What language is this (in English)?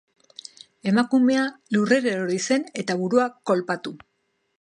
Basque